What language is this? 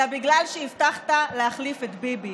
Hebrew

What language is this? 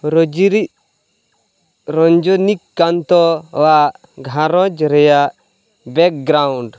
Santali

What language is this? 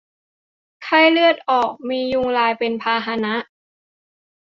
Thai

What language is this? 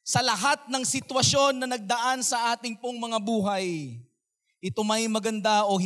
Filipino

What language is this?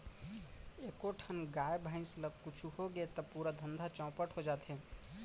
Chhattisgarhi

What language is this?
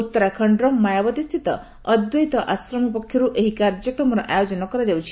Odia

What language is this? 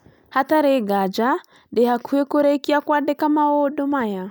Kikuyu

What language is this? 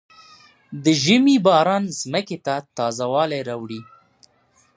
Pashto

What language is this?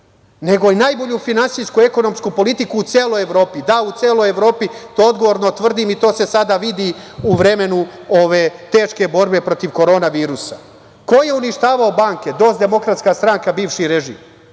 Serbian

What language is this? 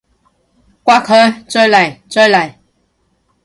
Cantonese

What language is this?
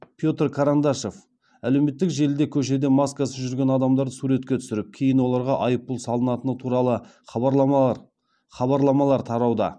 Kazakh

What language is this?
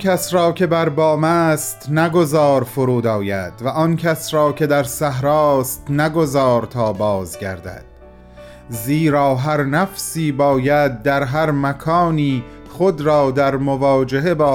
Persian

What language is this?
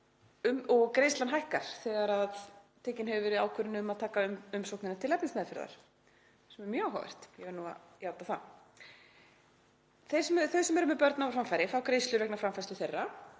Icelandic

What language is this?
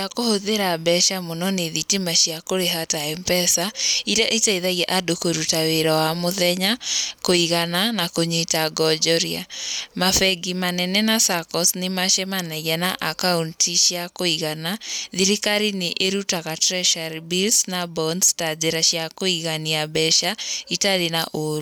Kikuyu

